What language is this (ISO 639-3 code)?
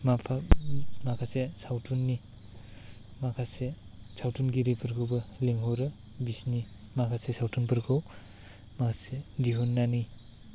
brx